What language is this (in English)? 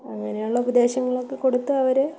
Malayalam